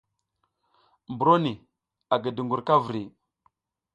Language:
South Giziga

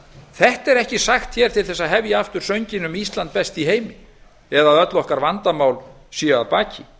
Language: Icelandic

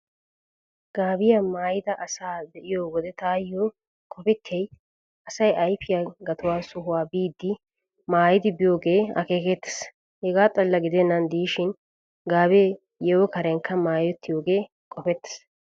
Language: Wolaytta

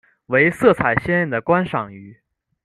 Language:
Chinese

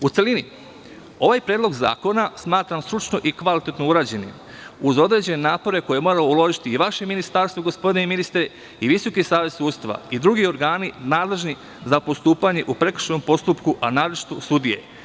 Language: Serbian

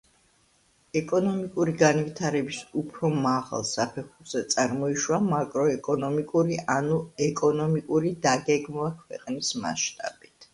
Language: Georgian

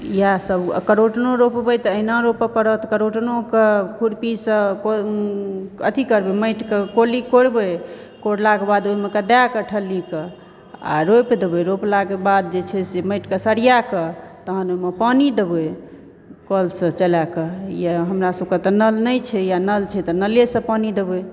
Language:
Maithili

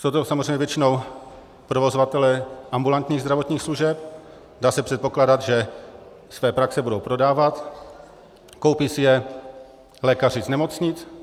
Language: Czech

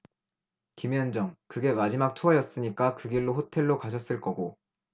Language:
Korean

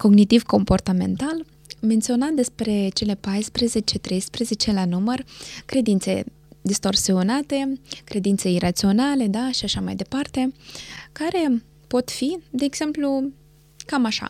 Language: Romanian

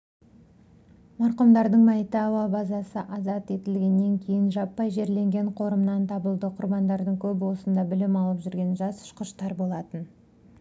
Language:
Kazakh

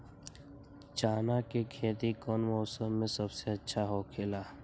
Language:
Magahi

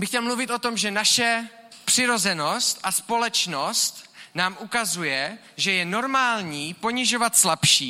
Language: Czech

